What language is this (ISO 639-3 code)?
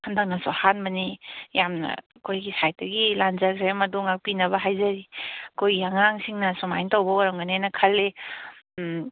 mni